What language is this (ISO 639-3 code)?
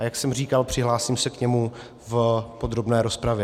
ces